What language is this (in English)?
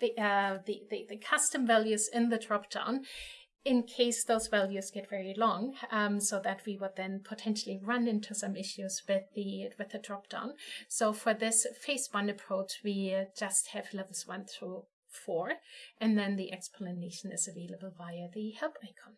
English